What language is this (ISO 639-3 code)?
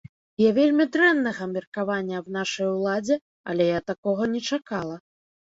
bel